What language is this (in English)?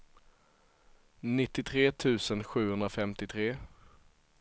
Swedish